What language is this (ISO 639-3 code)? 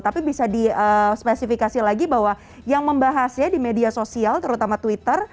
ind